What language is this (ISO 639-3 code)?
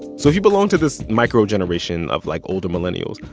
eng